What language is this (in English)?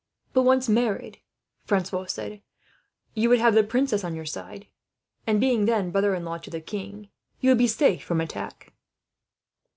English